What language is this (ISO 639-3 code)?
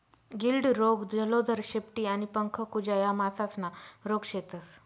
mar